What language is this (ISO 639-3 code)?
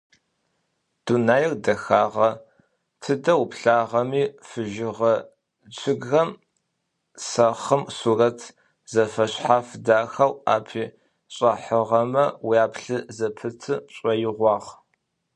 ady